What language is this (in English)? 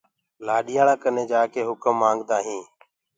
Gurgula